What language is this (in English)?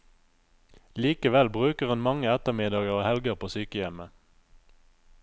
Norwegian